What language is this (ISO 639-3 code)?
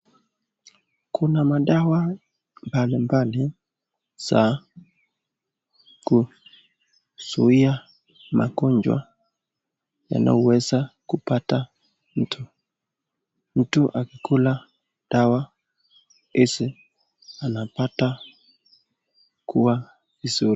swa